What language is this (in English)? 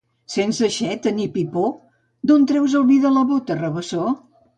Catalan